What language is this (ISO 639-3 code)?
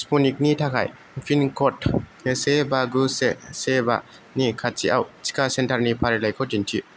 brx